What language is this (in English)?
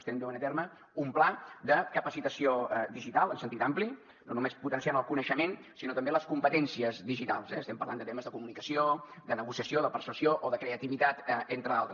Catalan